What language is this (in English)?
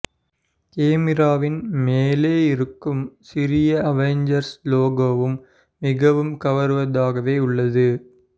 Tamil